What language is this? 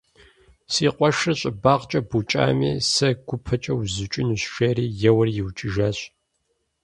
Kabardian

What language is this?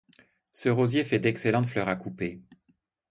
French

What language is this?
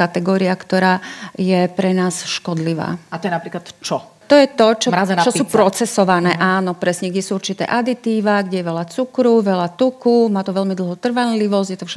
Slovak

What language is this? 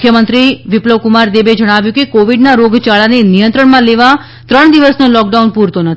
Gujarati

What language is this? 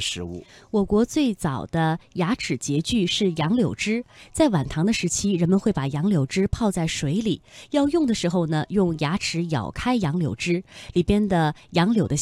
Chinese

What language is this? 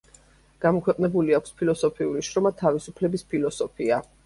Georgian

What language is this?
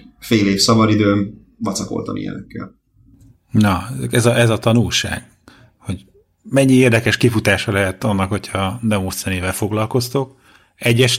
Hungarian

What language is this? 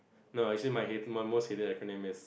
English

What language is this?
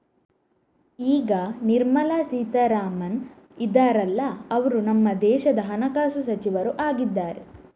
Kannada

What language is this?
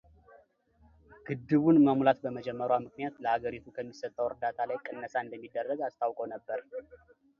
Amharic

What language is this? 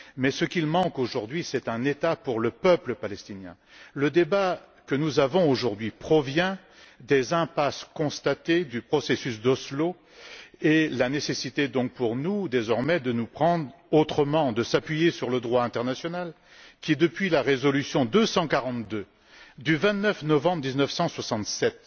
French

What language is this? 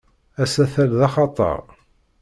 Kabyle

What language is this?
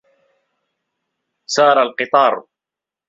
Arabic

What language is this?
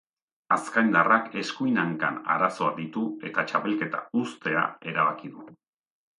Basque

